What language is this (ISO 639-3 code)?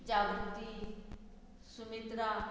kok